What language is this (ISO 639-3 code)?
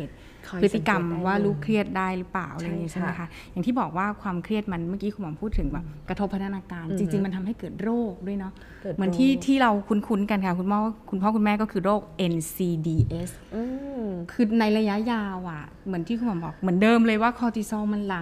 tha